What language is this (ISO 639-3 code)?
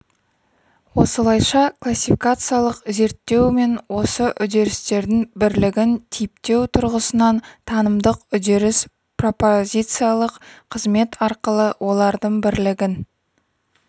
kaz